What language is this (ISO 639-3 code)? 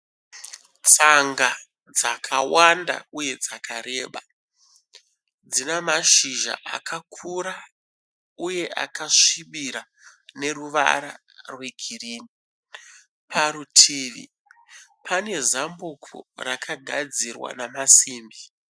sna